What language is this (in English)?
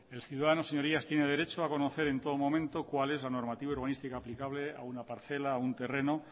Spanish